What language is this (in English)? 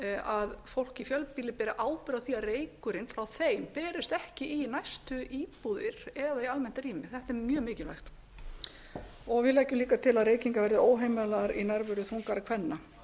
Icelandic